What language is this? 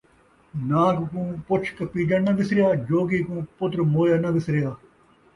Saraiki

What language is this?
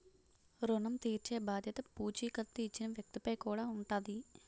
Telugu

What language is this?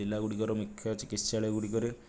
Odia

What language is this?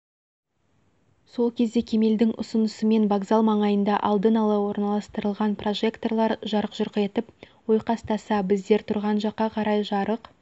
Kazakh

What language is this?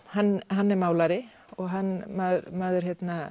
Icelandic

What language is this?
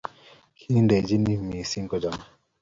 Kalenjin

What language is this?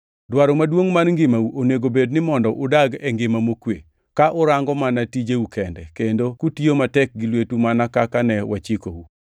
Luo (Kenya and Tanzania)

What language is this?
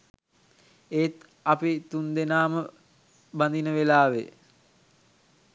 Sinhala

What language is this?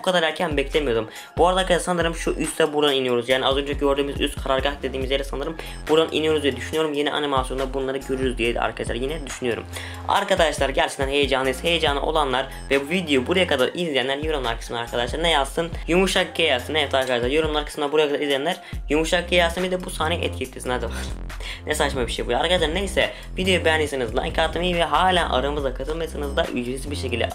Turkish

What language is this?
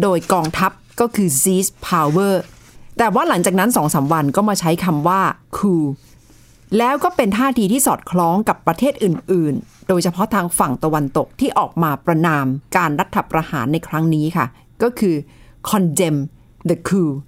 Thai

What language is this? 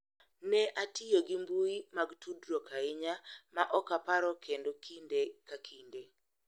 Luo (Kenya and Tanzania)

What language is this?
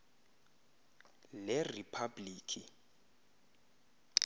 Xhosa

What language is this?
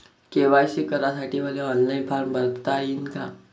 Marathi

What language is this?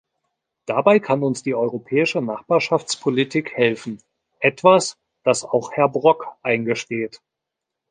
German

